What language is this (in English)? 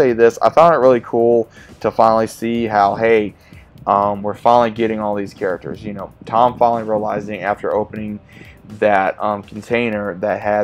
English